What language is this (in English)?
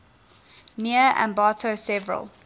English